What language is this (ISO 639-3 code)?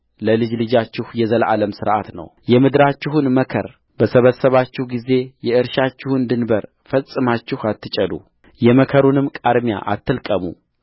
amh